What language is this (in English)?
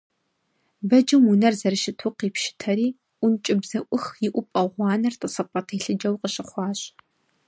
Kabardian